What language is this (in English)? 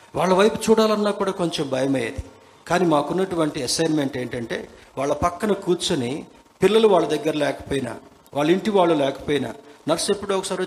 Telugu